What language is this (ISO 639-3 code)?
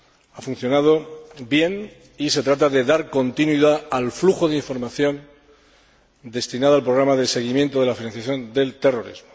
spa